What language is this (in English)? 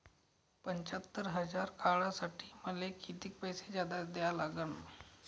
Marathi